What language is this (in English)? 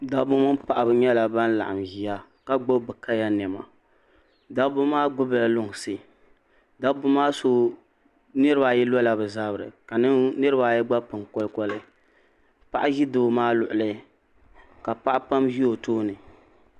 Dagbani